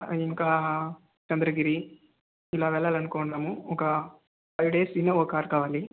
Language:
Telugu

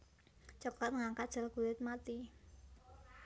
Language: Javanese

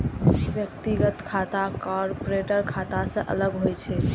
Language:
Maithili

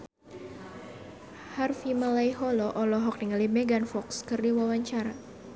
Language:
Sundanese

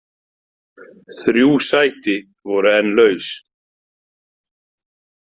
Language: Icelandic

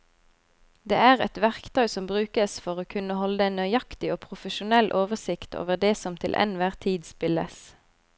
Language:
Norwegian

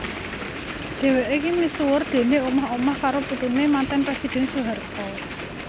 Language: Javanese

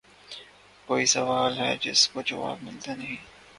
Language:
Urdu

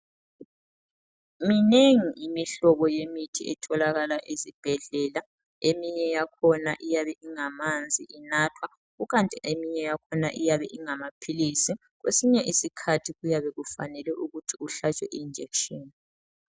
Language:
North Ndebele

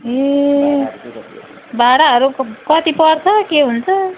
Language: Nepali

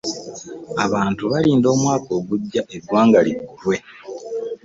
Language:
Ganda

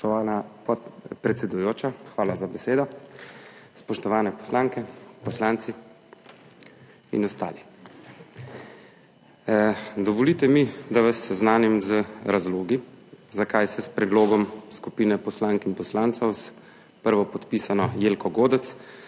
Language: Slovenian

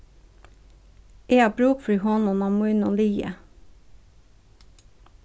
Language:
Faroese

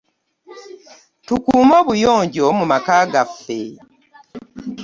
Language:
Ganda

